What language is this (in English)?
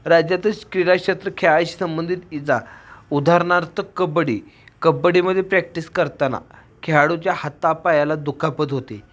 Marathi